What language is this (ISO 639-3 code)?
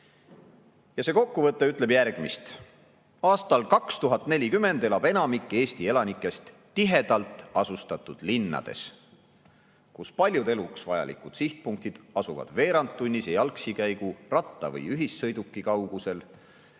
est